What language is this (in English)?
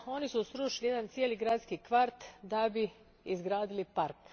Croatian